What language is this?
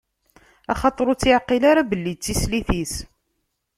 Kabyle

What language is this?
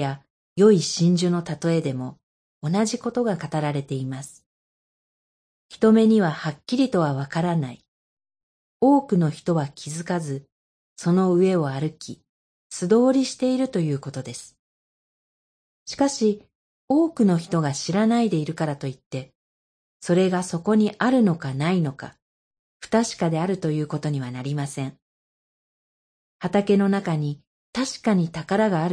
Japanese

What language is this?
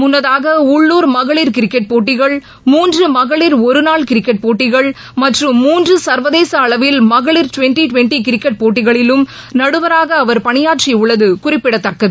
Tamil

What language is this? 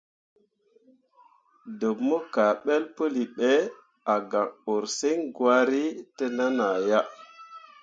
Mundang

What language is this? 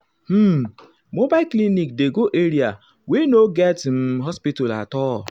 Nigerian Pidgin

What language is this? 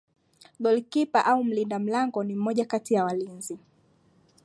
Swahili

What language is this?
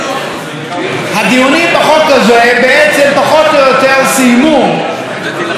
Hebrew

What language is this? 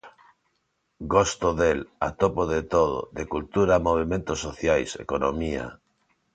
Galician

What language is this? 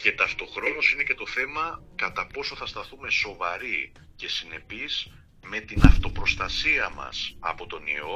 Greek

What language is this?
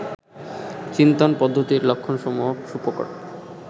Bangla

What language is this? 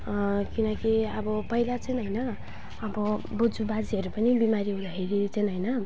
Nepali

